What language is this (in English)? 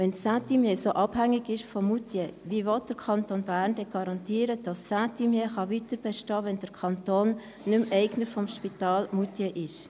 Swiss German